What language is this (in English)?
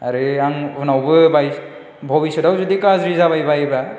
Bodo